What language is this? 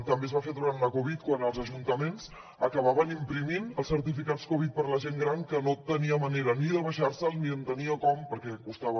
Catalan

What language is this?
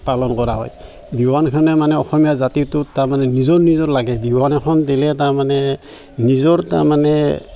Assamese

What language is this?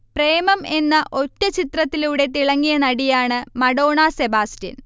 Malayalam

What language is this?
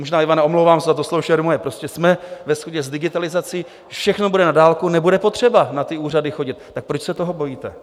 Czech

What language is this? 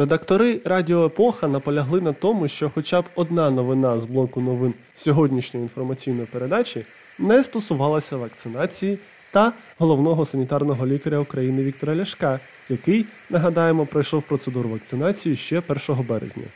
Ukrainian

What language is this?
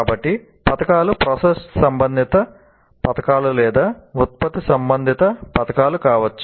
Telugu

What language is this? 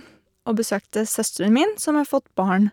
Norwegian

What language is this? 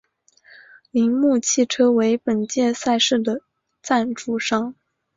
Chinese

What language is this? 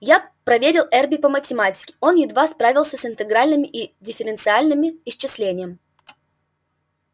Russian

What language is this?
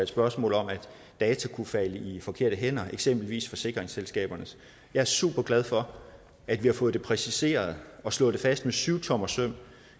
Danish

